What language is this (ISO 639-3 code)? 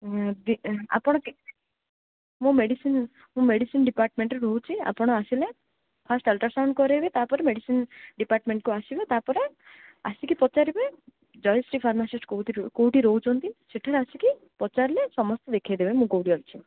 ori